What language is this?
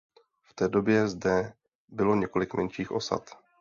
Czech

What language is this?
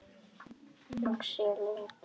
Icelandic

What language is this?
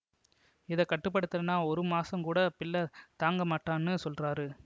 Tamil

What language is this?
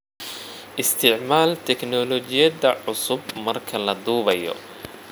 Somali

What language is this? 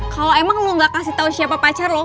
Indonesian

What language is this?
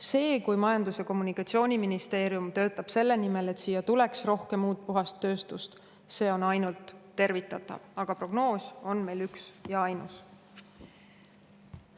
Estonian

